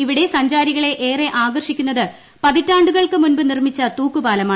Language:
Malayalam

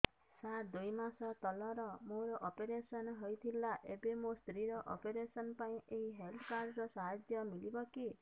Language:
Odia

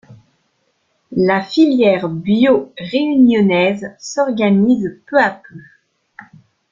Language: French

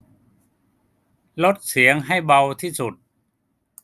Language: Thai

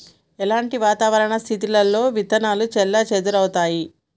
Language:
Telugu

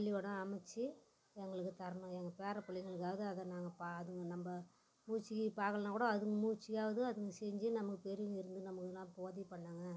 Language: Tamil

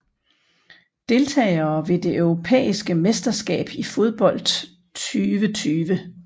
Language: Danish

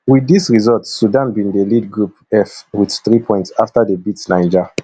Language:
Nigerian Pidgin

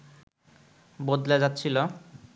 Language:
Bangla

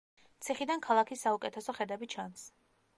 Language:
Georgian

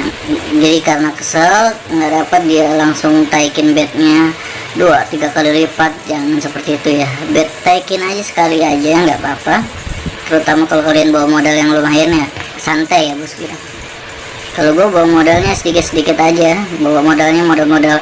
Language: Indonesian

